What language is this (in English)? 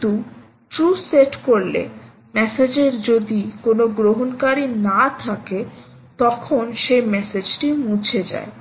Bangla